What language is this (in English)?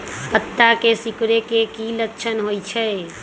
Magahi